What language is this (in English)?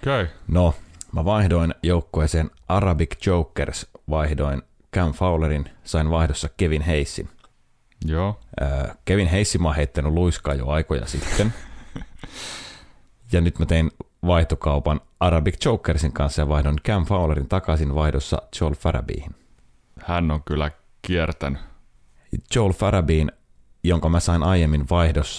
Finnish